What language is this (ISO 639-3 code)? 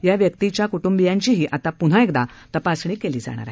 mar